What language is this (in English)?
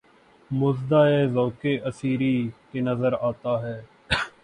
Urdu